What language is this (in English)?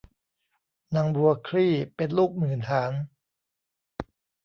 Thai